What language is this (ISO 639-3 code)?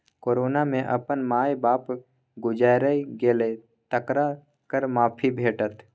mai